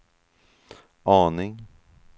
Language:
Swedish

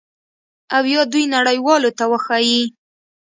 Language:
Pashto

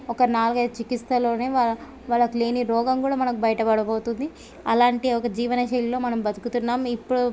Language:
Telugu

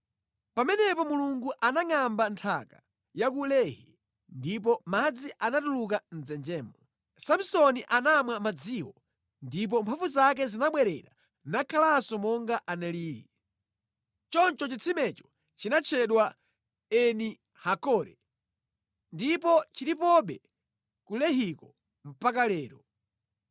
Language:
Nyanja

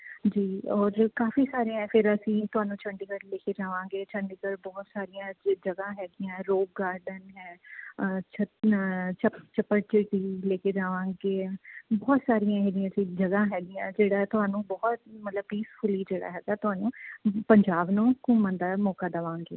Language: Punjabi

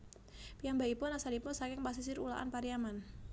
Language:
Javanese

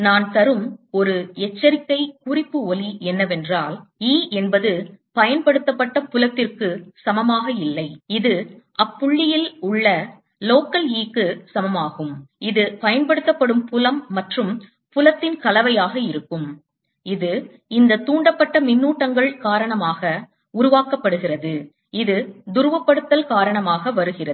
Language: Tamil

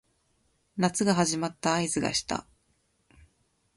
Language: Japanese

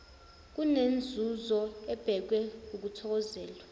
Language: Zulu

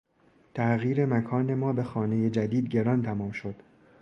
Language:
Persian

